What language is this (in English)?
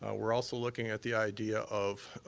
English